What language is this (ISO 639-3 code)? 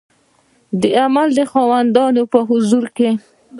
pus